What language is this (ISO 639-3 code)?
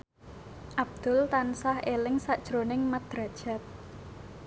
jav